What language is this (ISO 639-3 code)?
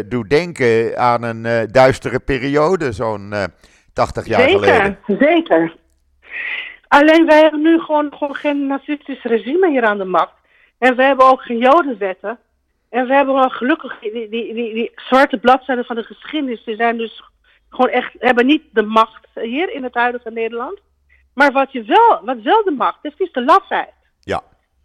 nld